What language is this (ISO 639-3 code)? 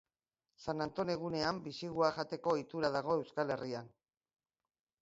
eus